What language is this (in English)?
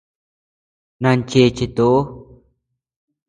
Tepeuxila Cuicatec